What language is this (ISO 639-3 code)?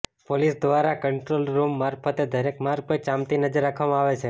guj